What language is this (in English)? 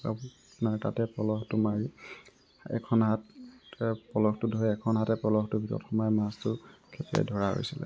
Assamese